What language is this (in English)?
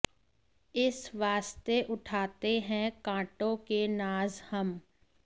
Hindi